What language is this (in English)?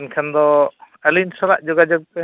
Santali